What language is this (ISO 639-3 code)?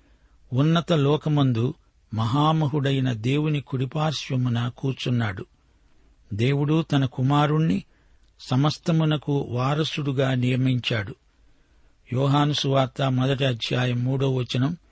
tel